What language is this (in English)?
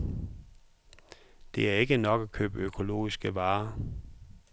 Danish